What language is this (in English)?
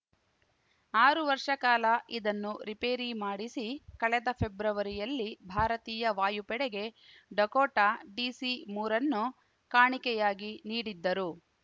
Kannada